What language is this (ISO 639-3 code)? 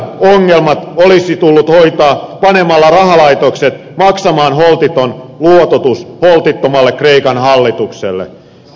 fin